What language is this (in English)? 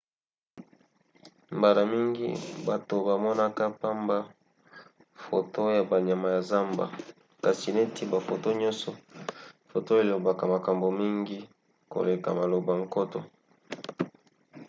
Lingala